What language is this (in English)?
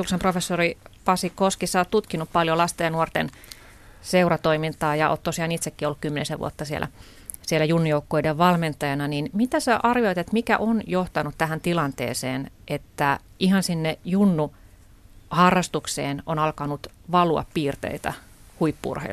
Finnish